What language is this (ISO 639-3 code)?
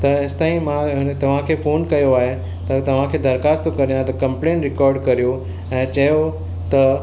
snd